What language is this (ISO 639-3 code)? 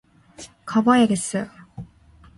kor